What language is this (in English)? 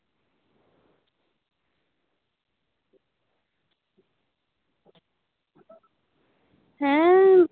Santali